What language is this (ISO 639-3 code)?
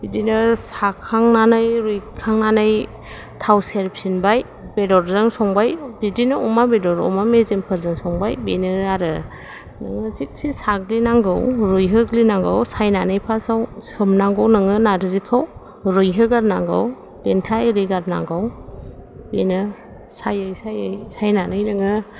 brx